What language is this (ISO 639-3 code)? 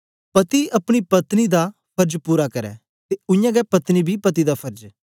doi